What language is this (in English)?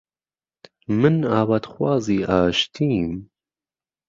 Central Kurdish